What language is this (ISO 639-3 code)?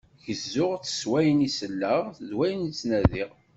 kab